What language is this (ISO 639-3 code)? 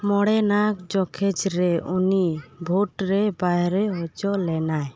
sat